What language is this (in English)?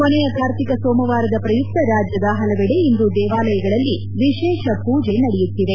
Kannada